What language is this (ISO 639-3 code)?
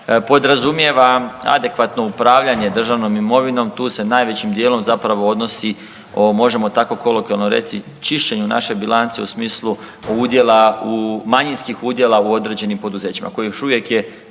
hrv